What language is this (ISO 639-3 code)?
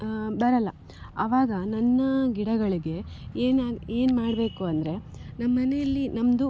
kan